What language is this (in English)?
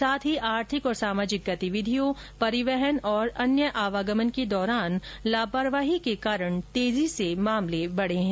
Hindi